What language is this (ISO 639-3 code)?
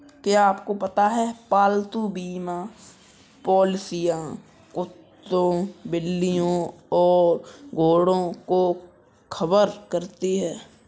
hin